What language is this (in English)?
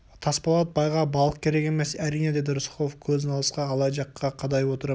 Kazakh